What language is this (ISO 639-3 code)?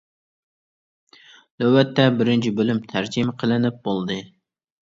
uig